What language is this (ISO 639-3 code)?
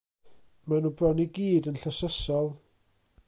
cym